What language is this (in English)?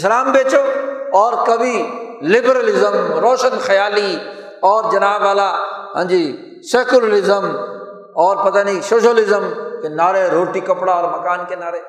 Urdu